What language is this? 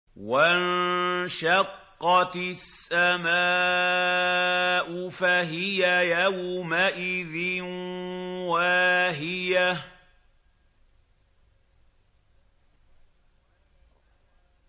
Arabic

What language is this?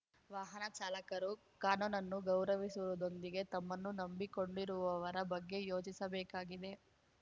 Kannada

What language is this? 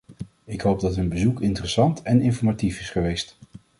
Dutch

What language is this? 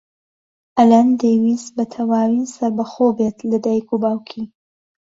Central Kurdish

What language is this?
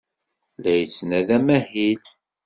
Kabyle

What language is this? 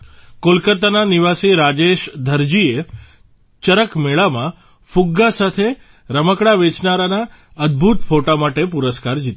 Gujarati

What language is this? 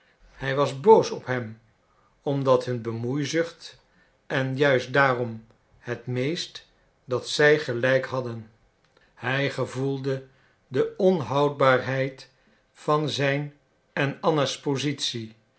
Dutch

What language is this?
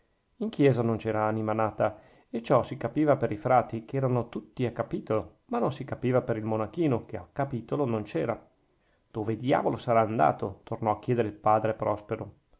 Italian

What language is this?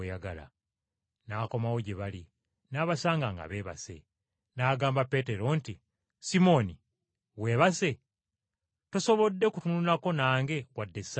Ganda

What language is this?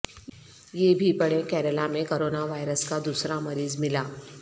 Urdu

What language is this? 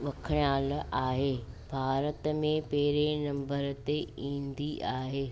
Sindhi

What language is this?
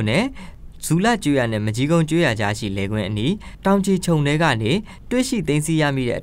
Korean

